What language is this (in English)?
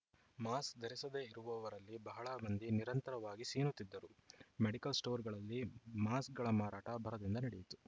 Kannada